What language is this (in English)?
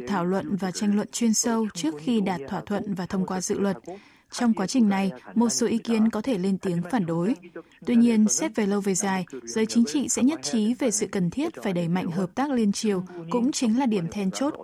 Vietnamese